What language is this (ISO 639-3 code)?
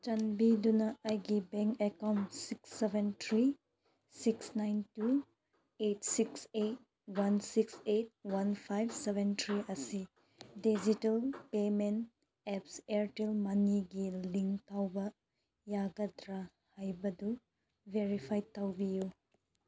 mni